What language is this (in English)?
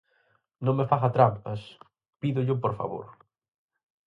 Galician